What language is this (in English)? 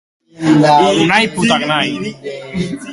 Basque